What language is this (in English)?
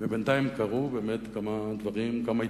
Hebrew